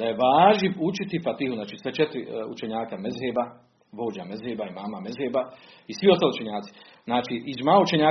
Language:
Croatian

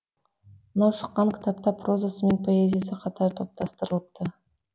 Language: Kazakh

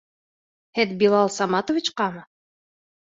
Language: Bashkir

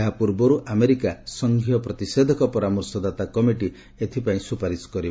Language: Odia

